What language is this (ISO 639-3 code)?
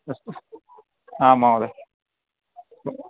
san